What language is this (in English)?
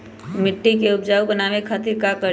Magahi